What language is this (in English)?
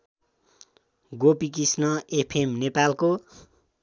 Nepali